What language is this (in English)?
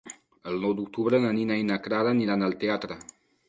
Catalan